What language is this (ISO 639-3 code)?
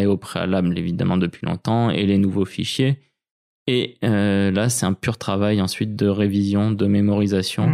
fra